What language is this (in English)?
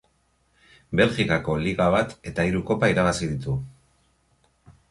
Basque